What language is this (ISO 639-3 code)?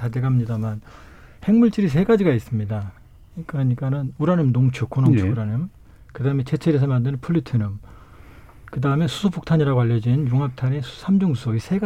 kor